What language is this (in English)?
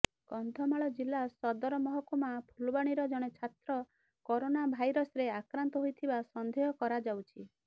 Odia